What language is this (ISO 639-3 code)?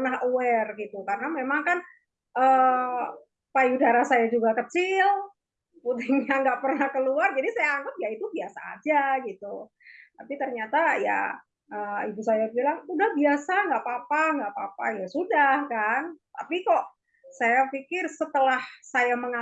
ind